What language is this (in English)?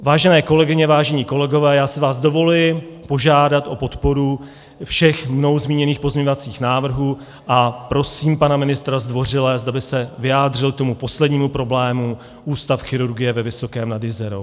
Czech